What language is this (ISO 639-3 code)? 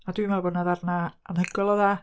cym